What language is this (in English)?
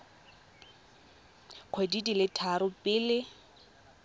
Tswana